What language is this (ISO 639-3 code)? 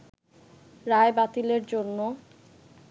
ben